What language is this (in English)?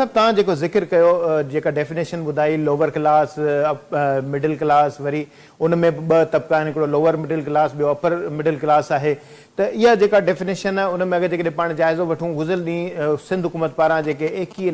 Hindi